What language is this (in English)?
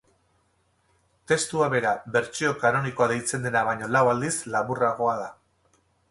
Basque